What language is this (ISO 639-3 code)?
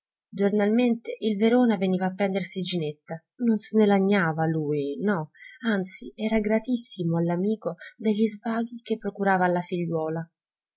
ita